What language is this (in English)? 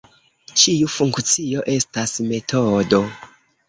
Esperanto